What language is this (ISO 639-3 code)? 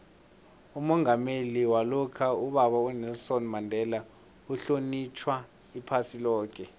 nbl